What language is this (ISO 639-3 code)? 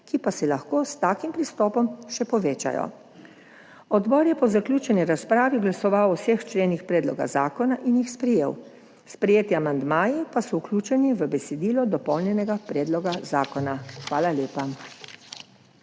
slv